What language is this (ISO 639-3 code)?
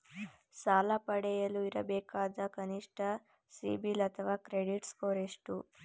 kan